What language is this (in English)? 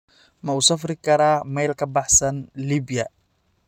Somali